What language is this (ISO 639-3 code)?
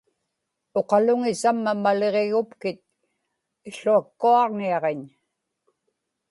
ipk